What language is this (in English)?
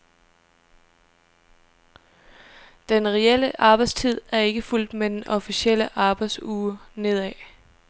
Danish